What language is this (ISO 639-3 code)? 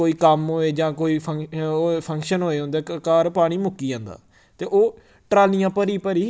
doi